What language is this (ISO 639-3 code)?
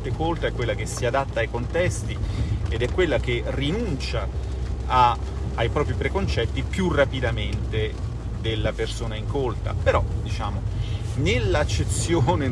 ita